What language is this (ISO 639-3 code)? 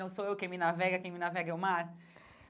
por